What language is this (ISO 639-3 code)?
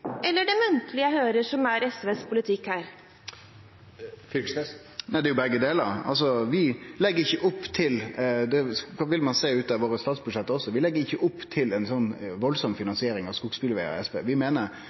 nor